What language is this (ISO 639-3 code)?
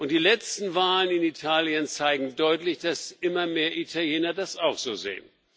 deu